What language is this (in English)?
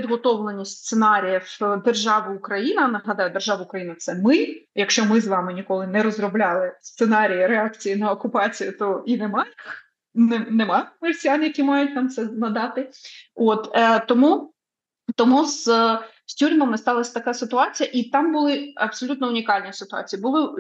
Ukrainian